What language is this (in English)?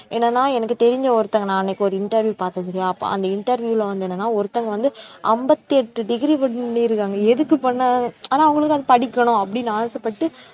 Tamil